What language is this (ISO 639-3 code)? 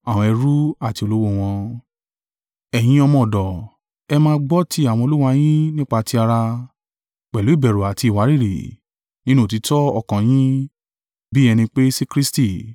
yor